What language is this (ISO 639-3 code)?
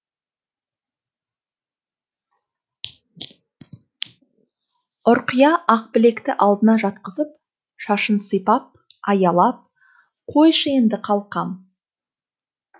kaz